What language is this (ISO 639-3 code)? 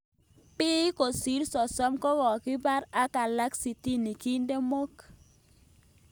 kln